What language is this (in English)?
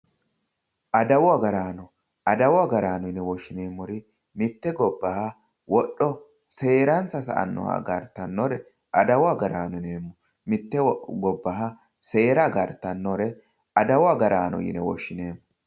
Sidamo